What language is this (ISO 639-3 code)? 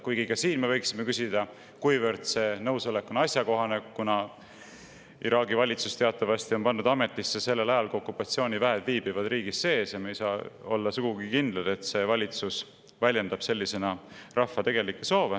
est